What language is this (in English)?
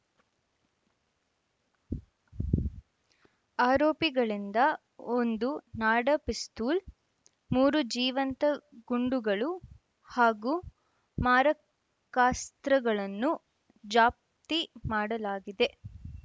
Kannada